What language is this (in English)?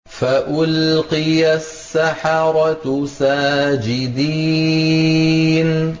Arabic